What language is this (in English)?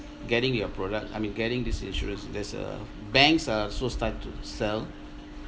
English